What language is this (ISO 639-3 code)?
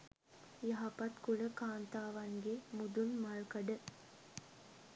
sin